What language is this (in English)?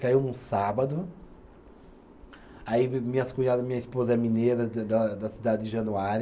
Portuguese